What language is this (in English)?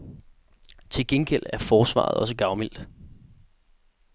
Danish